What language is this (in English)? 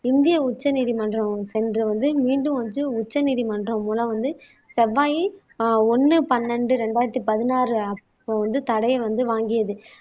Tamil